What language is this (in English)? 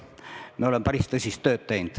Estonian